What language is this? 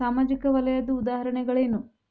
Kannada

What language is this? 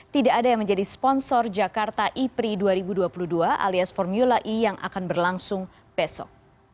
Indonesian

